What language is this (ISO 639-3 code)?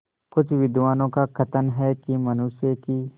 hin